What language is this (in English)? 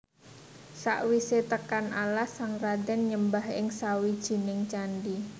Javanese